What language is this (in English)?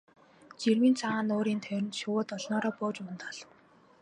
Mongolian